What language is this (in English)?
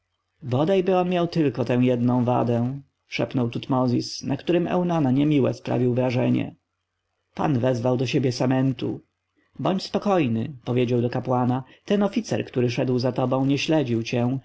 Polish